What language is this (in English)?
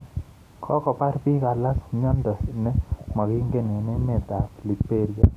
Kalenjin